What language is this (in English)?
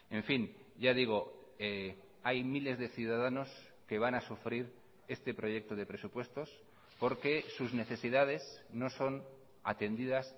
Spanish